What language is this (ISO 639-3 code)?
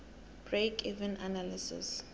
nbl